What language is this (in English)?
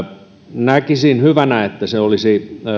Finnish